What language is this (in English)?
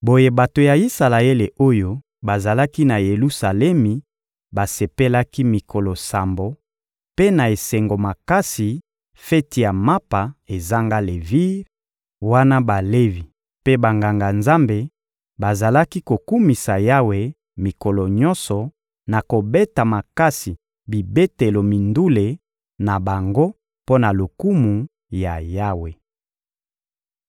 Lingala